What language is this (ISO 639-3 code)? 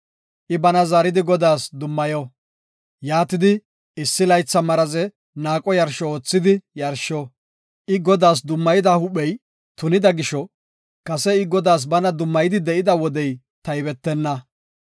gof